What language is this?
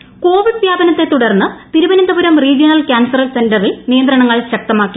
Malayalam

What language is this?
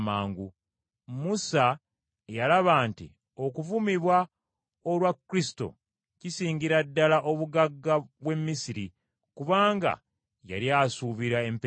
Ganda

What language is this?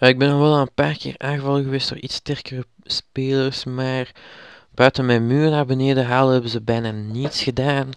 Dutch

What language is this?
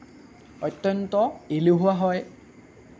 Assamese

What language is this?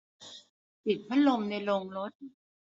Thai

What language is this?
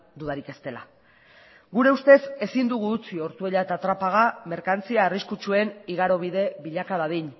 Basque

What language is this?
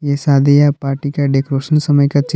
Hindi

